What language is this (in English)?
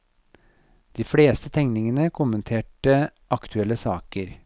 Norwegian